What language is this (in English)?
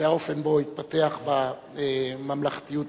Hebrew